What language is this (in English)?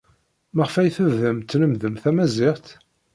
Kabyle